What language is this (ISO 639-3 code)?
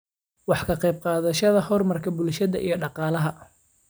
som